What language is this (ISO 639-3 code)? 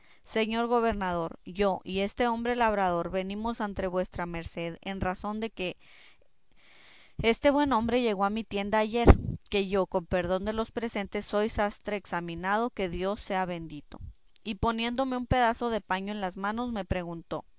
spa